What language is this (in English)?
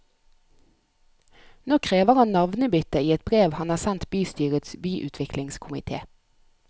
Norwegian